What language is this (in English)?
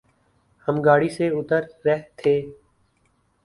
Urdu